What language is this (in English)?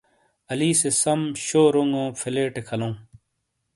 Shina